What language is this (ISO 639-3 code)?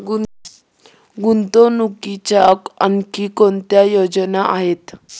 mar